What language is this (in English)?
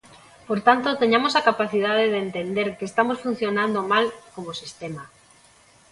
Galician